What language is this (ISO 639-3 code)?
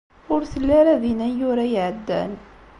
kab